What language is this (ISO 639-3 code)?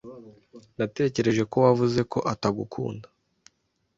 kin